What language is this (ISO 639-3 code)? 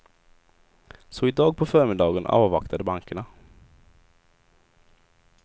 swe